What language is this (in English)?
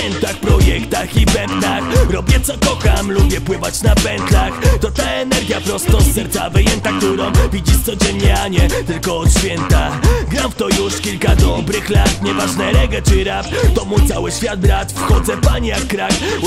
Polish